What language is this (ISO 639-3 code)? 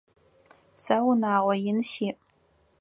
ady